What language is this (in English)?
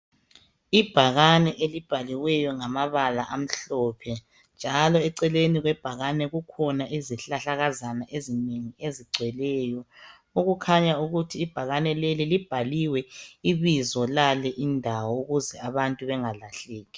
North Ndebele